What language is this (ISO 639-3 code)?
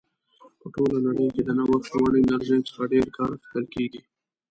pus